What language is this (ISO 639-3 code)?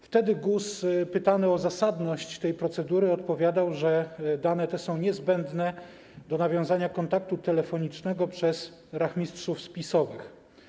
pol